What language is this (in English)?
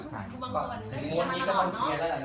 Thai